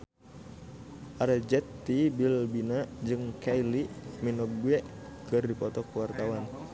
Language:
Sundanese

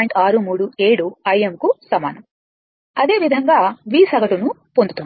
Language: Telugu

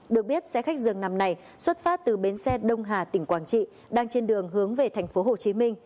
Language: Vietnamese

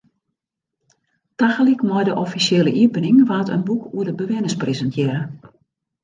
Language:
Western Frisian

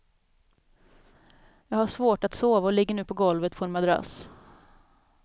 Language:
Swedish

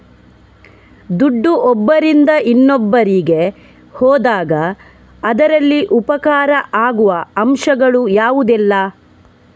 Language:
Kannada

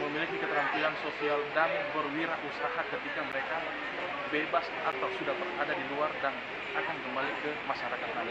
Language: Indonesian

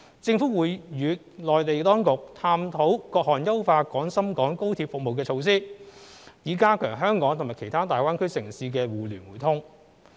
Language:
Cantonese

